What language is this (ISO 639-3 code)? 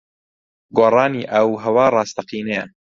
ckb